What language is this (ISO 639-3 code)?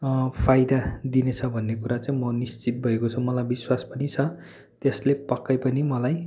nep